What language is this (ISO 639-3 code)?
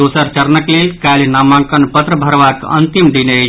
mai